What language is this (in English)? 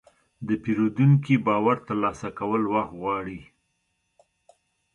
Pashto